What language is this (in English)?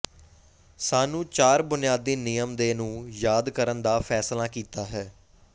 Punjabi